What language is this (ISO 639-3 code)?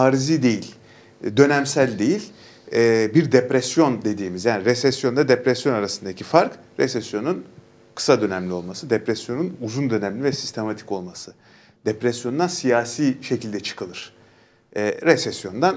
tur